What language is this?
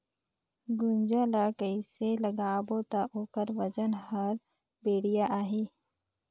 Chhattisgarhi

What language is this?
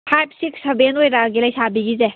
Manipuri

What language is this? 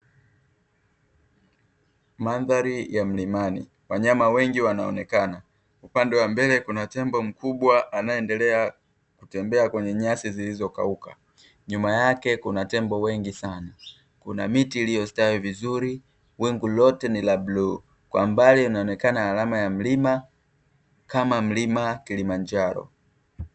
Swahili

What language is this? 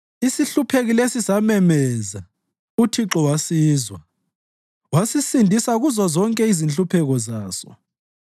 North Ndebele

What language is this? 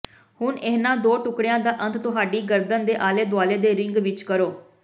Punjabi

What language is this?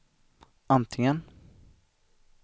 Swedish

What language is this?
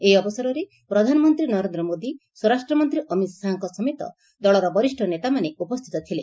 Odia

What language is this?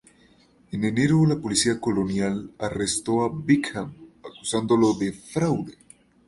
Spanish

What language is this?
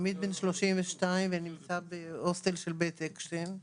Hebrew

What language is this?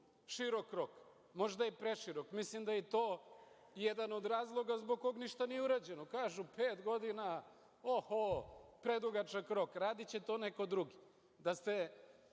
Serbian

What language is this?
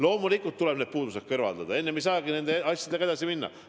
Estonian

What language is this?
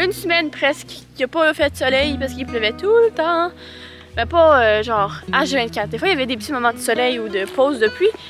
French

